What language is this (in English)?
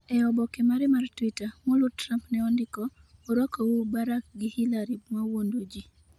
Luo (Kenya and Tanzania)